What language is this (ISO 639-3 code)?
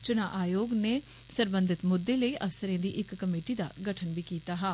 doi